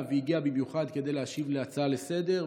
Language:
Hebrew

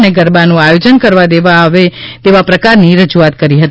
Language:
Gujarati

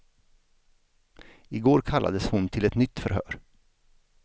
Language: Swedish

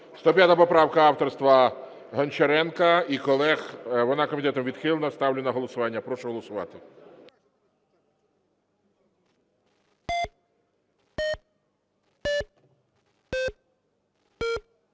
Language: Ukrainian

